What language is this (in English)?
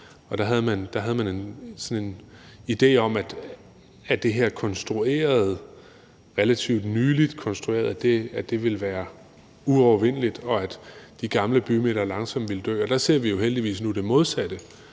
Danish